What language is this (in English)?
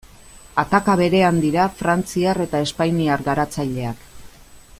Basque